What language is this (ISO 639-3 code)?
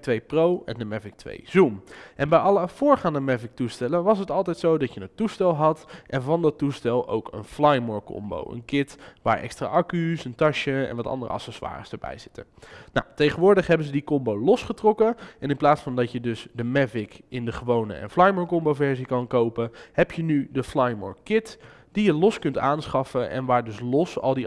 nld